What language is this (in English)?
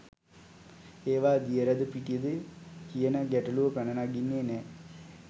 Sinhala